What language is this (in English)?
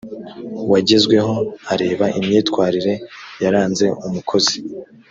Kinyarwanda